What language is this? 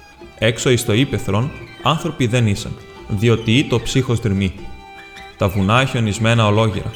Greek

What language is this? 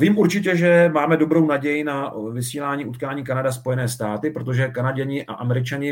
Czech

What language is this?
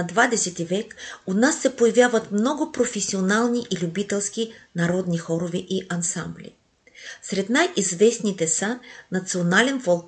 Bulgarian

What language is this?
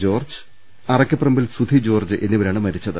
Malayalam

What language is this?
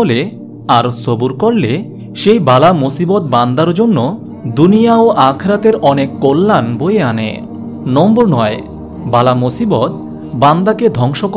Bangla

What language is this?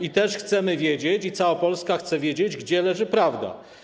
Polish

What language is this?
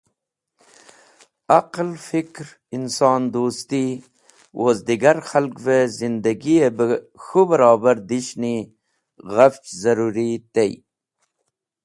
Wakhi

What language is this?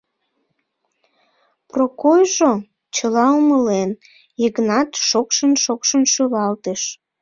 Mari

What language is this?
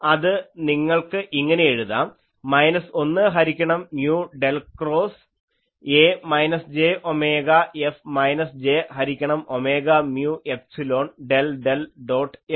Malayalam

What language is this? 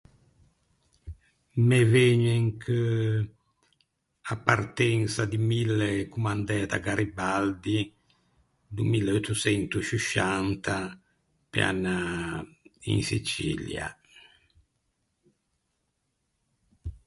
Ligurian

